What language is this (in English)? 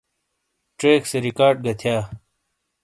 Shina